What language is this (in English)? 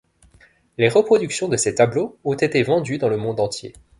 French